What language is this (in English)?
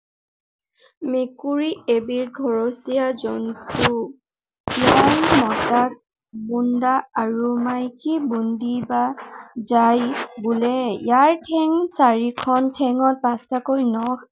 Assamese